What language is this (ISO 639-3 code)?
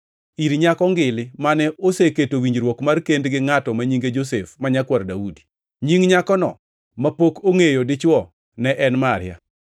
luo